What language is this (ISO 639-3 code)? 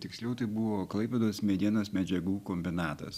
lit